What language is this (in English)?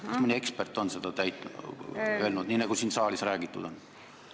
Estonian